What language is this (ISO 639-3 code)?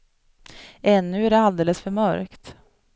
swe